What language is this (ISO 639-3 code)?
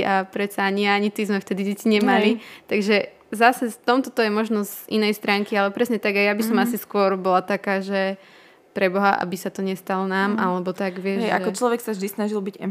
slk